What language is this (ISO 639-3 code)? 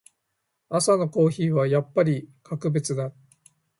jpn